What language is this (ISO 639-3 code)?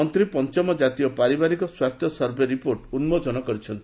ori